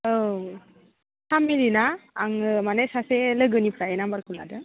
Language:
Bodo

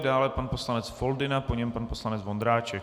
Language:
Czech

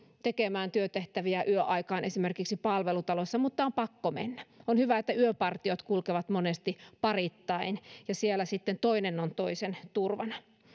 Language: Finnish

